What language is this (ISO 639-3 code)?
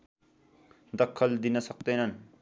nep